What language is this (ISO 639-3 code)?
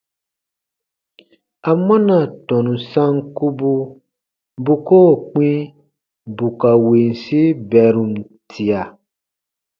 bba